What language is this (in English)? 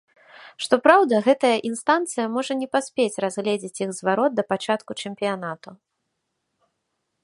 Belarusian